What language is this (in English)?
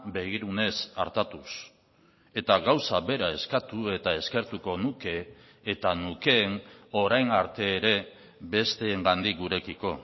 Basque